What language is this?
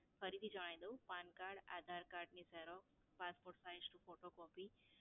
Gujarati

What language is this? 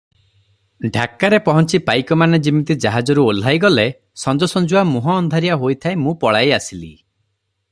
Odia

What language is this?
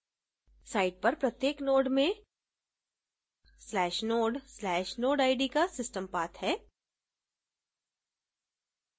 Hindi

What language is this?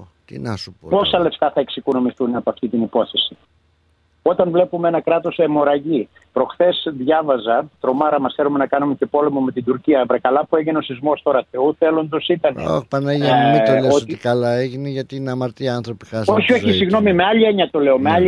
Greek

